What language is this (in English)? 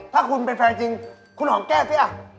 Thai